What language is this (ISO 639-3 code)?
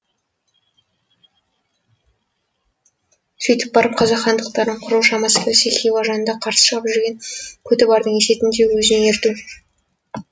kaz